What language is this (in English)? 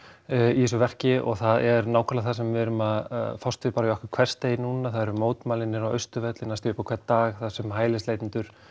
Icelandic